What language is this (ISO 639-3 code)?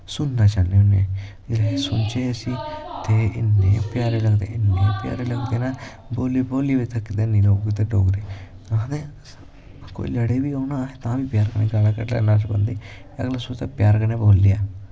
doi